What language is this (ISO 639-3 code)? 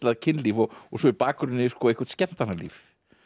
isl